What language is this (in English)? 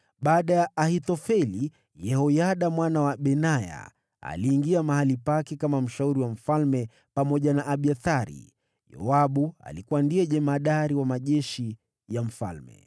Swahili